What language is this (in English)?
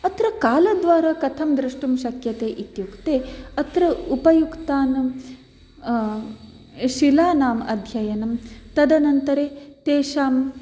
Sanskrit